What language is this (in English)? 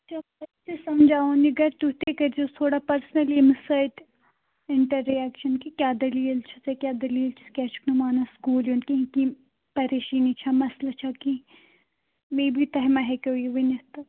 Kashmiri